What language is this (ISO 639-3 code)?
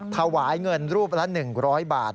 tha